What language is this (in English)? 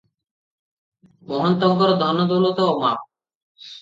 Odia